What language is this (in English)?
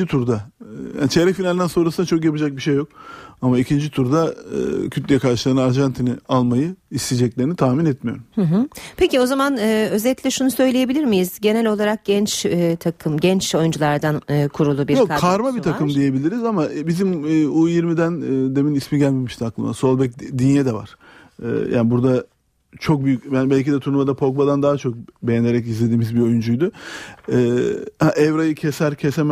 Turkish